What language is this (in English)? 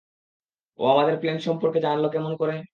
Bangla